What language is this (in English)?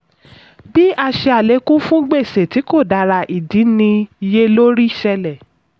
Yoruba